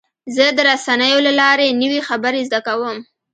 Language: Pashto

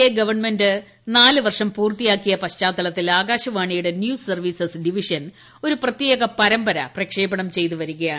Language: Malayalam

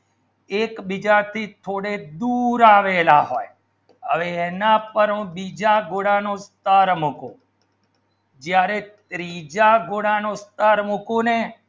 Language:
Gujarati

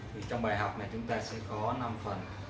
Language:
Vietnamese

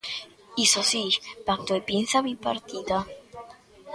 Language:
Galician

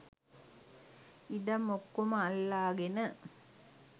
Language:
Sinhala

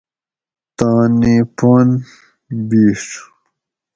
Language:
Gawri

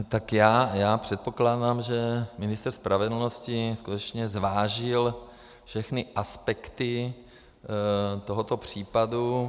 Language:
Czech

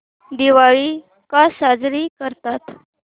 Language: Marathi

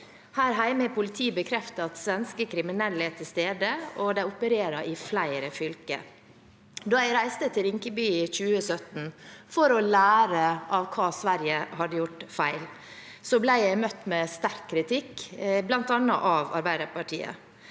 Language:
Norwegian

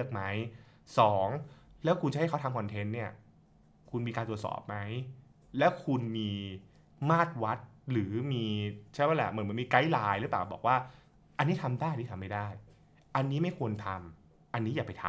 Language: Thai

